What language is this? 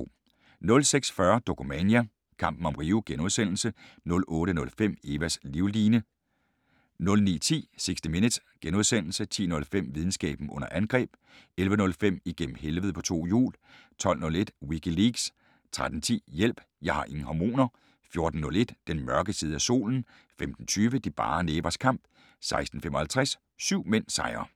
Danish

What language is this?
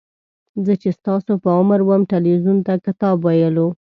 Pashto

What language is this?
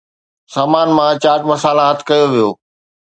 Sindhi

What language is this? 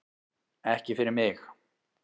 Icelandic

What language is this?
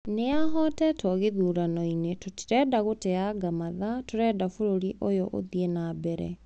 Kikuyu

